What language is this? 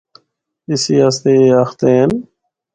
Northern Hindko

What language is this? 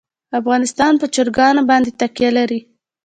Pashto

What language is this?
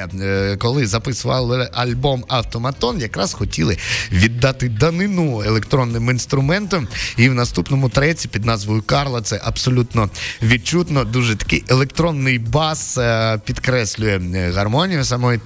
Ukrainian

